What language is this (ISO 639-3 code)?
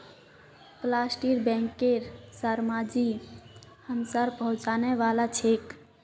mag